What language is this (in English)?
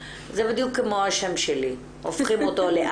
Hebrew